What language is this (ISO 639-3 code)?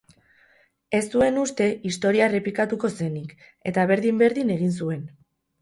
eus